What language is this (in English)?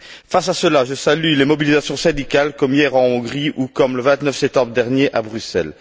French